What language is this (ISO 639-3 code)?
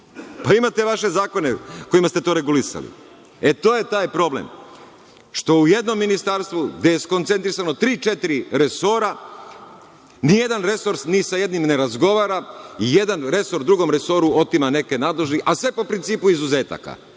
srp